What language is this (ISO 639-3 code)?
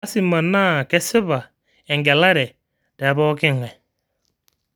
mas